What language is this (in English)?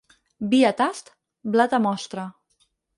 Catalan